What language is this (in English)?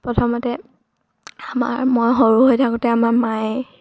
Assamese